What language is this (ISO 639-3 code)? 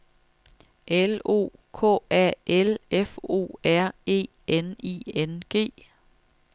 dan